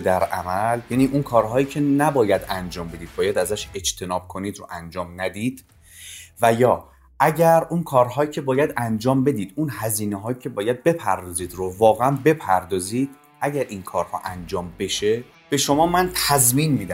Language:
Persian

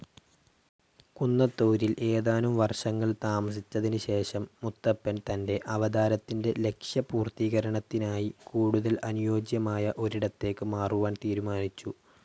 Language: Malayalam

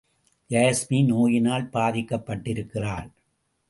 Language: Tamil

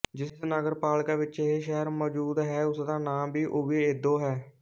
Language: Punjabi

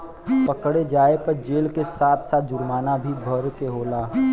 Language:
Bhojpuri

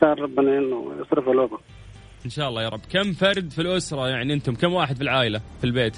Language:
Arabic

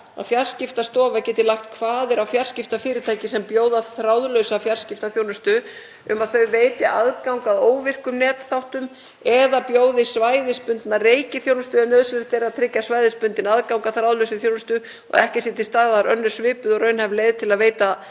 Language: Icelandic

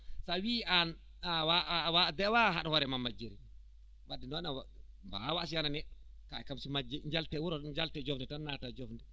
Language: Fula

